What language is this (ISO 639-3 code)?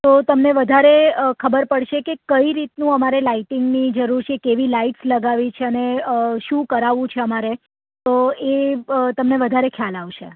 guj